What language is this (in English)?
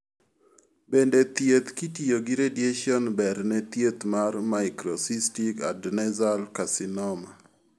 Luo (Kenya and Tanzania)